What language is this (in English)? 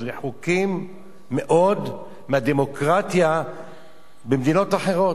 Hebrew